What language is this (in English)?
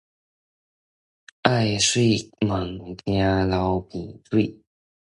Min Nan Chinese